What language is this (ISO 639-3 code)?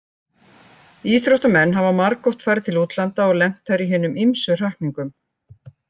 isl